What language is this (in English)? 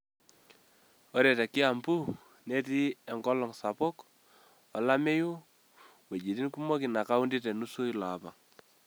Masai